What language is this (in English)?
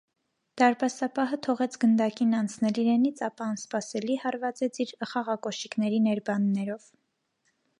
Armenian